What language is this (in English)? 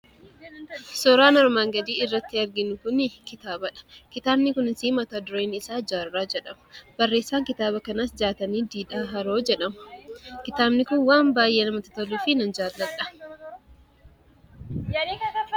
Oromo